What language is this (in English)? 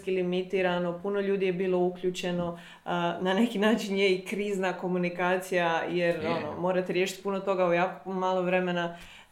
Croatian